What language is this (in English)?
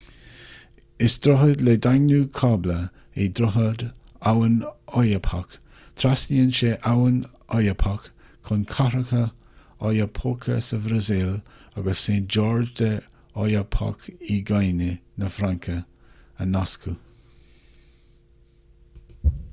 Irish